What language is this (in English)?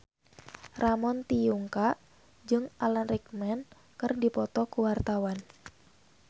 Sundanese